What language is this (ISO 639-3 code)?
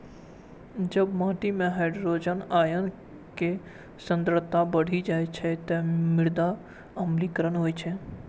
mai